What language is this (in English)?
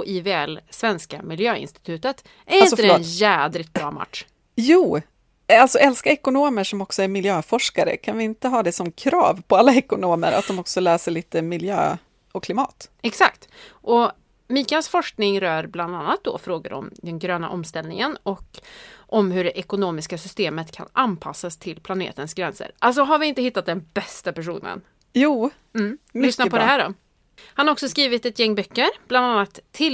Swedish